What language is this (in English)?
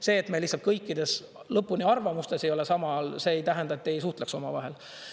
Estonian